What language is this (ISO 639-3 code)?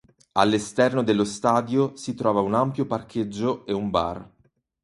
ita